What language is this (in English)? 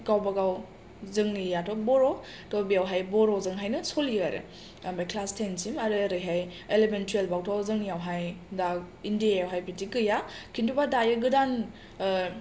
Bodo